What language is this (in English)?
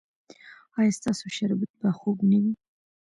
Pashto